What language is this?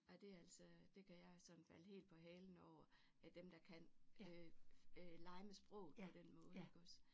Danish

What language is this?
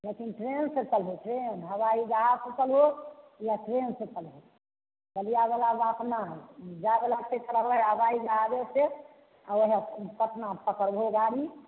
Maithili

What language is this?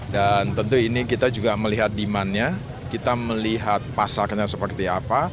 Indonesian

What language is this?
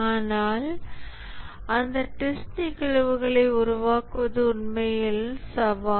Tamil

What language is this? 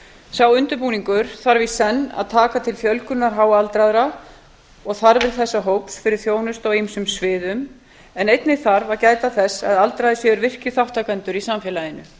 Icelandic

